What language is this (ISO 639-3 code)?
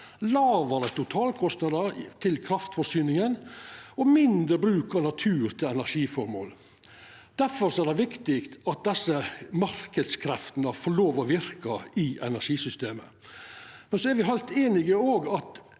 nor